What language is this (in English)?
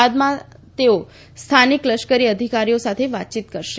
Gujarati